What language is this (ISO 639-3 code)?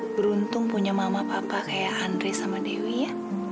ind